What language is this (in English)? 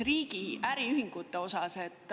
Estonian